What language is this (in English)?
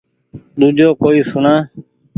Goaria